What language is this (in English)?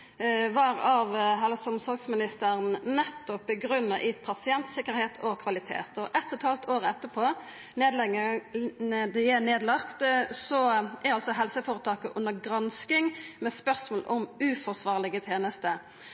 Norwegian Nynorsk